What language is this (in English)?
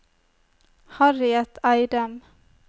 Norwegian